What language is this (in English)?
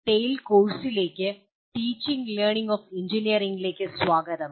Malayalam